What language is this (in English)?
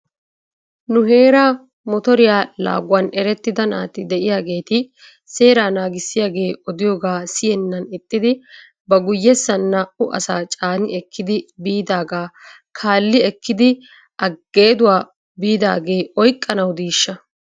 Wolaytta